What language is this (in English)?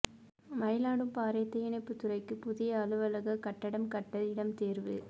Tamil